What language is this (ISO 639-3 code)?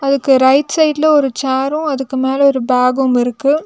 tam